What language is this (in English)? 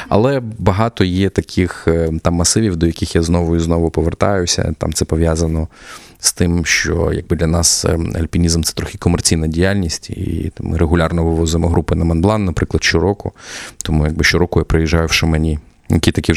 Ukrainian